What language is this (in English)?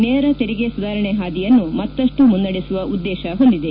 Kannada